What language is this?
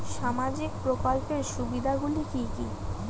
Bangla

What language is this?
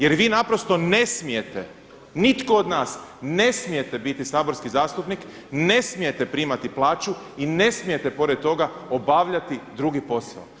Croatian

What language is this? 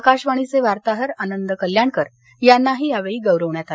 Marathi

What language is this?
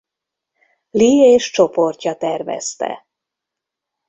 Hungarian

